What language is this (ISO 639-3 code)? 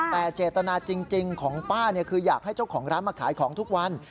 tha